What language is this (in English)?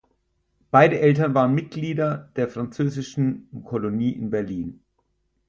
German